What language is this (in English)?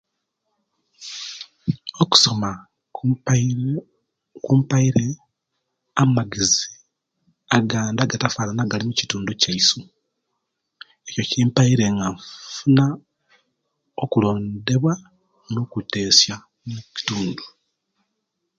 Kenyi